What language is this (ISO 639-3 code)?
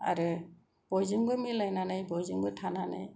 brx